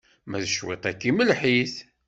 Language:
Kabyle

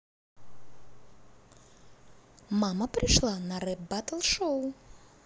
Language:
Russian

